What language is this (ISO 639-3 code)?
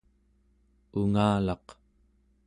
esu